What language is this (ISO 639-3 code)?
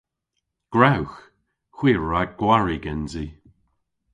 cor